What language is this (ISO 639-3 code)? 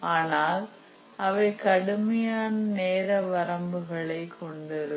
tam